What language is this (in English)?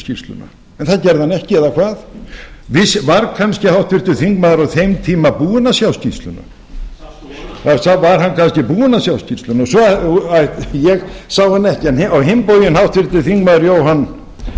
Icelandic